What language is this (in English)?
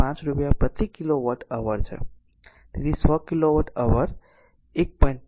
Gujarati